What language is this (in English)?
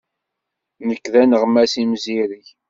Kabyle